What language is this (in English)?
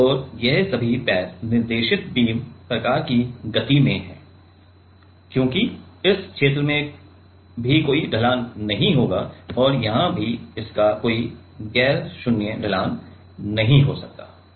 Hindi